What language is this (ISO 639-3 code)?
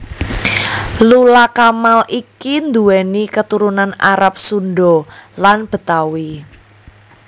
jav